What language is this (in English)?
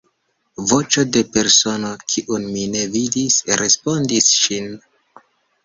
Esperanto